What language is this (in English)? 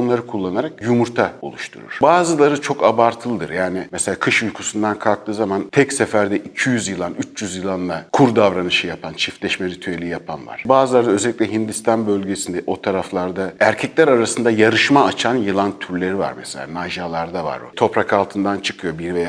Turkish